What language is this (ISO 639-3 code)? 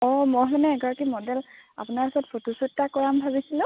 asm